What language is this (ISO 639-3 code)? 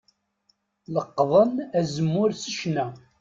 kab